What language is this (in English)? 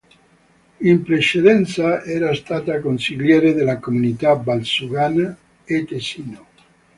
Italian